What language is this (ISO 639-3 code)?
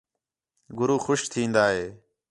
xhe